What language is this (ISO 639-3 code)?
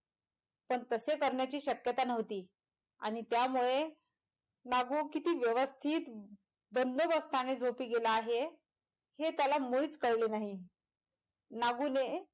mar